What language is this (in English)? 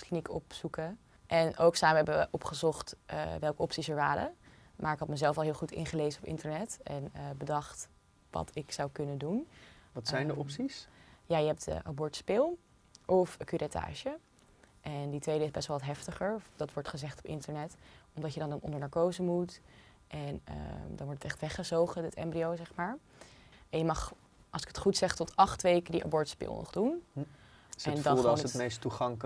Dutch